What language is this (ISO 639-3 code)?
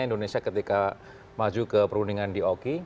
ind